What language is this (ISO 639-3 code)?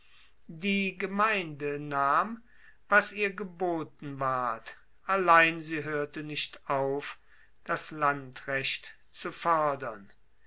deu